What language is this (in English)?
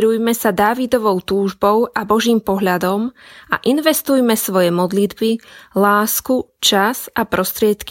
Slovak